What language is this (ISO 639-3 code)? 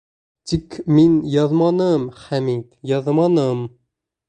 bak